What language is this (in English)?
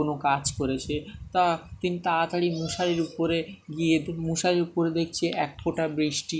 Bangla